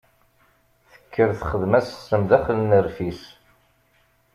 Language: Kabyle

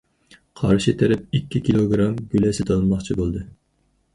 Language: Uyghur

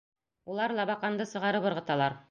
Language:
Bashkir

